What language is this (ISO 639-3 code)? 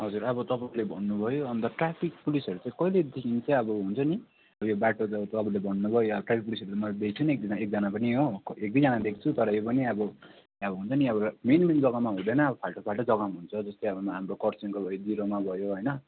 nep